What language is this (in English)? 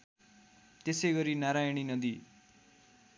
Nepali